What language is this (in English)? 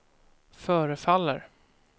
Swedish